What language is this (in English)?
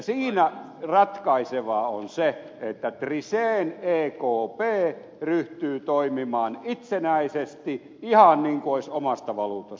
Finnish